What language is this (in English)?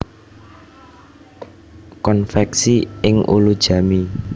Javanese